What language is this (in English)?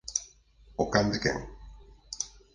Galician